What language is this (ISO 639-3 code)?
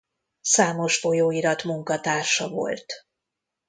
hun